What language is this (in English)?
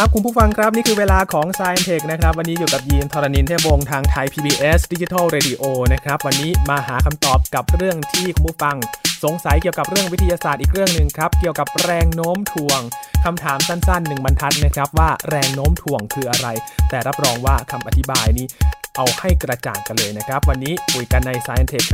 Thai